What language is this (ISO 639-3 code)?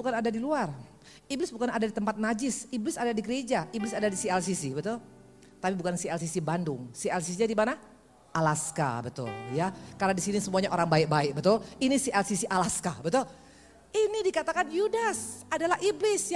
ind